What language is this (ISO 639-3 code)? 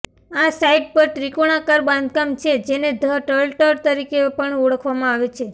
guj